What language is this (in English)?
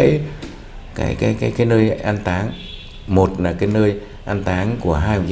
Vietnamese